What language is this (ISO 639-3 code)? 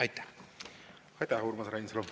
est